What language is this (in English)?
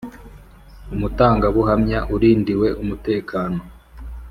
Kinyarwanda